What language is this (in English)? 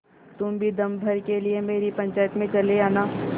Hindi